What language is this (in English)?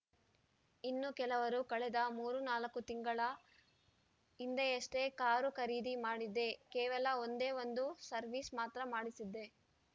Kannada